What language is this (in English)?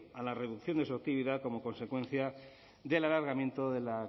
Spanish